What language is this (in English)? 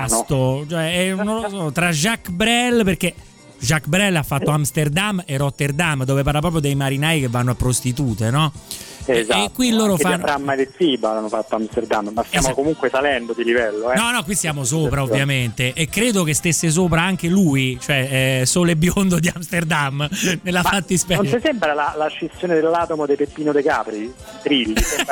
Italian